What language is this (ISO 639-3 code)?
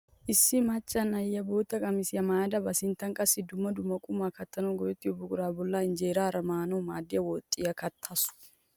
wal